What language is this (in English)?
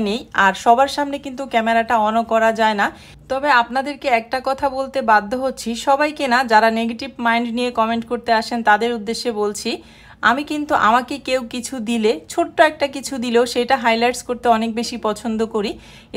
Bangla